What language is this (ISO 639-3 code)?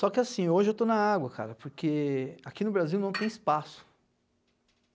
por